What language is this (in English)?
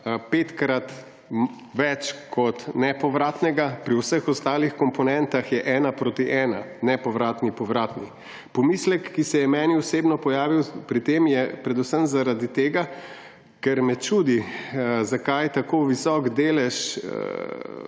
Slovenian